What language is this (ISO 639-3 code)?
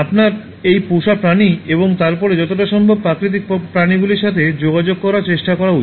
ben